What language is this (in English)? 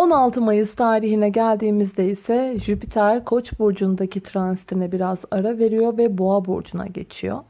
Turkish